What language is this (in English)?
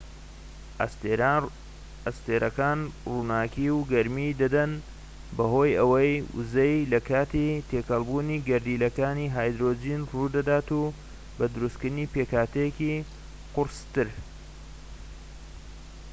Central Kurdish